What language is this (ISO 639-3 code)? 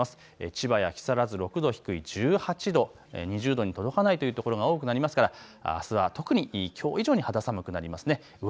jpn